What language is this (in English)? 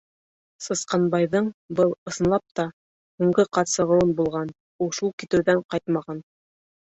Bashkir